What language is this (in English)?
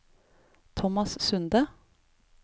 Norwegian